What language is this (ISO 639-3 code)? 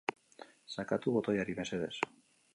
eus